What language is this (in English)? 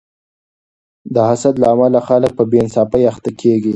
Pashto